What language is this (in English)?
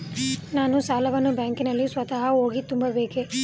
Kannada